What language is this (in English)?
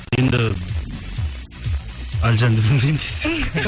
Kazakh